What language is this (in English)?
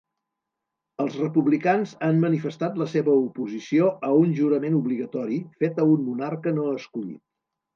Catalan